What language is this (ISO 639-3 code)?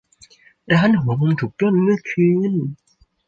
tha